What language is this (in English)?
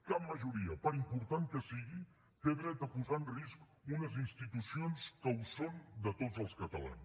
Catalan